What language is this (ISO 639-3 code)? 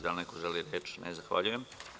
srp